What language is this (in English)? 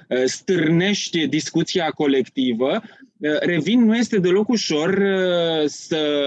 Romanian